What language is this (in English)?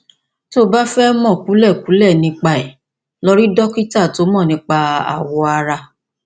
Yoruba